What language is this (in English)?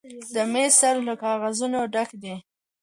Pashto